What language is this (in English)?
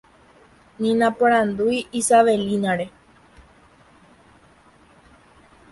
Guarani